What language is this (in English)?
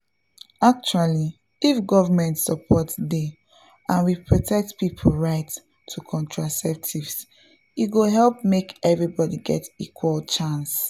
Nigerian Pidgin